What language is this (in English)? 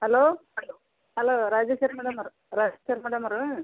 Kannada